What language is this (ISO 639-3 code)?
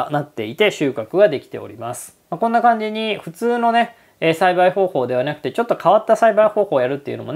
jpn